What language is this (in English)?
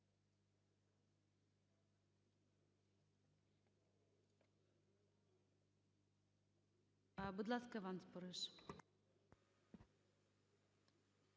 Ukrainian